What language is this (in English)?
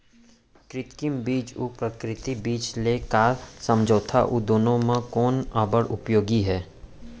Chhattisgarhi